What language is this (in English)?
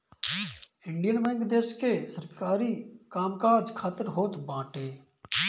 Bhojpuri